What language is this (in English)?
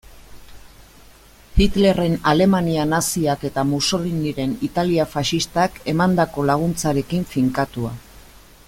Basque